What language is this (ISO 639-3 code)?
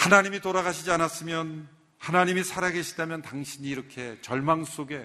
kor